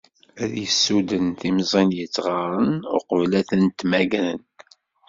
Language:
Kabyle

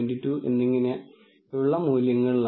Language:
Malayalam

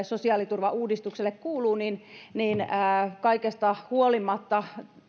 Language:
Finnish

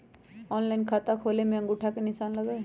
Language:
Magahi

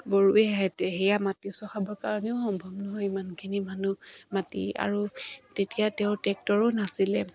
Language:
Assamese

